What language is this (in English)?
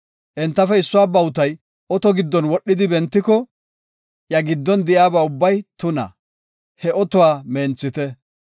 Gofa